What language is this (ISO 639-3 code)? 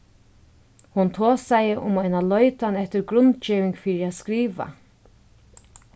fao